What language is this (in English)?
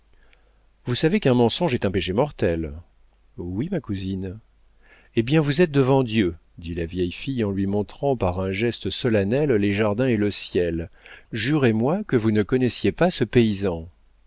French